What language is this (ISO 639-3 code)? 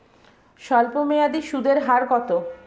ben